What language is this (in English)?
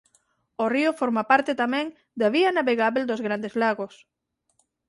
Galician